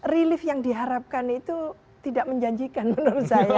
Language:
Indonesian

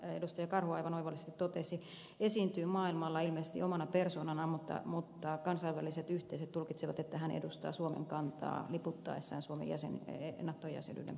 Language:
Finnish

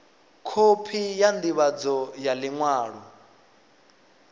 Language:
Venda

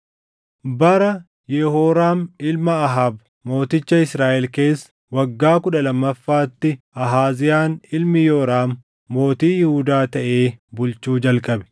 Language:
Oromo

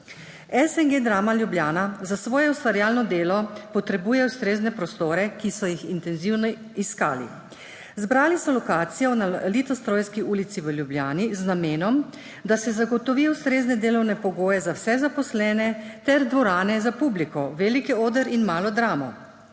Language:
Slovenian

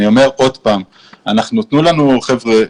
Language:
Hebrew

